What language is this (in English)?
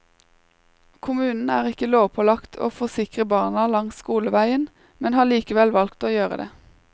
Norwegian